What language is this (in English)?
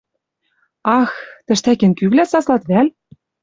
Western Mari